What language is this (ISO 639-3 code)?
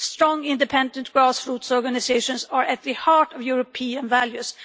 eng